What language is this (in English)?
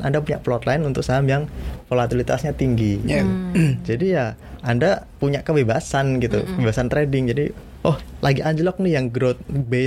Indonesian